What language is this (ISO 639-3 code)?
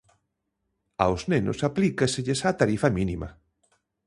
glg